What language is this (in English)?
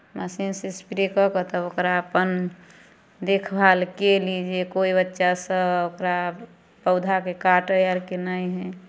Maithili